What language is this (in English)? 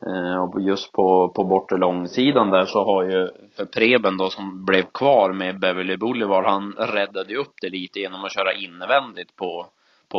Swedish